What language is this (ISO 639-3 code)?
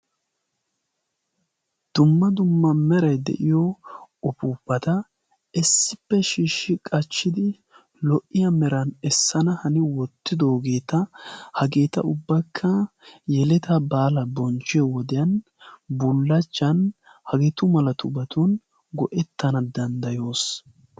wal